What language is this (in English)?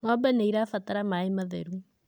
Kikuyu